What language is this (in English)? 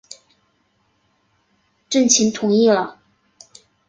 Chinese